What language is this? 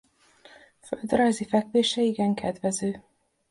Hungarian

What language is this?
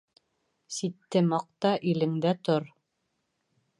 Bashkir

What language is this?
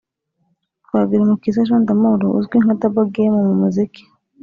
Kinyarwanda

